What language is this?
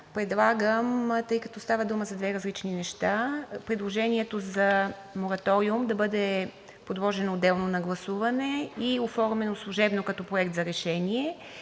Bulgarian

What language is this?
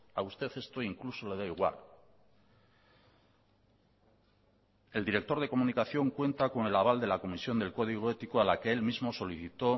Spanish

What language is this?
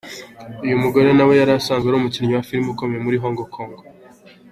Kinyarwanda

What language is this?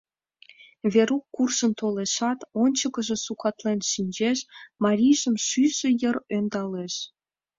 Mari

